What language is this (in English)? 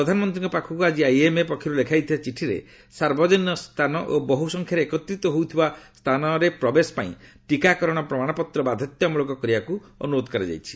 Odia